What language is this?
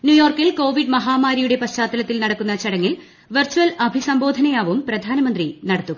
Malayalam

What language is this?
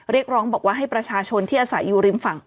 Thai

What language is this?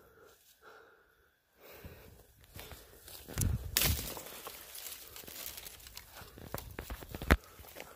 Vietnamese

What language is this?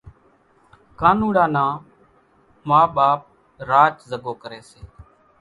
Kachi Koli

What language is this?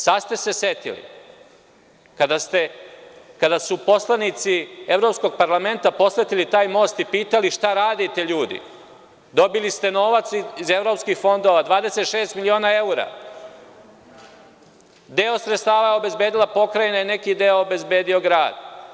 Serbian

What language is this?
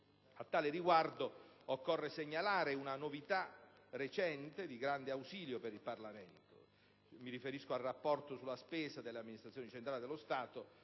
Italian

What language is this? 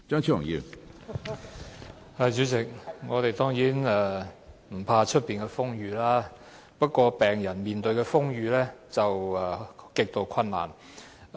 Cantonese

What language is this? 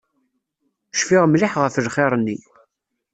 Kabyle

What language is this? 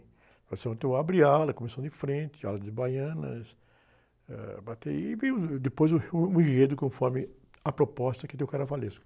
Portuguese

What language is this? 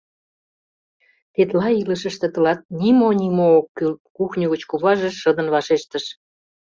Mari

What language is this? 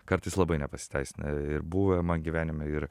Lithuanian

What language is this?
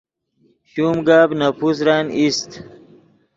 Yidgha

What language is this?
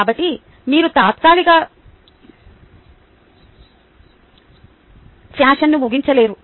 Telugu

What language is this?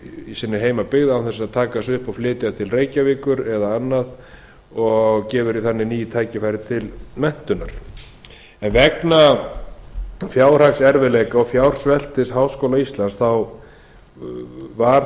Icelandic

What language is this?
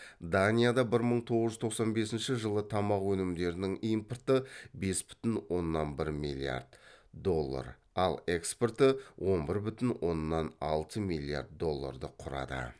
Kazakh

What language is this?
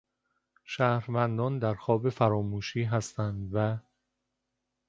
Persian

